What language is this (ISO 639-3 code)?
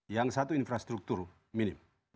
ind